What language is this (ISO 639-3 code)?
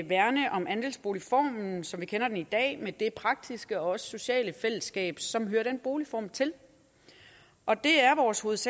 dan